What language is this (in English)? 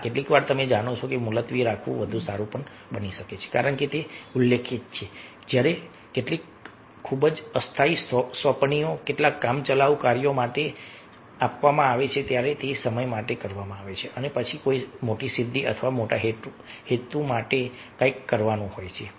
Gujarati